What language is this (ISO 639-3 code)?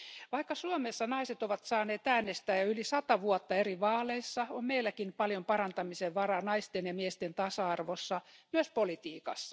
fin